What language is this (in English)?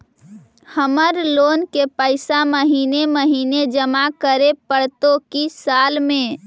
Magahi